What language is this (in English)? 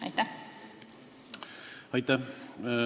Estonian